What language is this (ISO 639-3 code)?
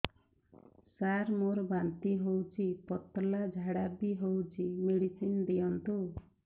ori